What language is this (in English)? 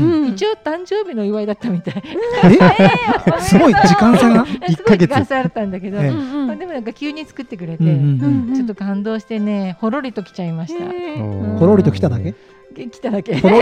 Japanese